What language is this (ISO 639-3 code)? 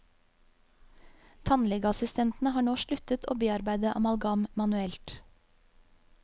nor